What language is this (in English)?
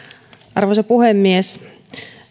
Finnish